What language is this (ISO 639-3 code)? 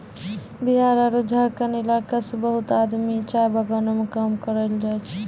mai